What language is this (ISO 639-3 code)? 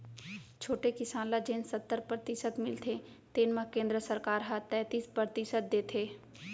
hne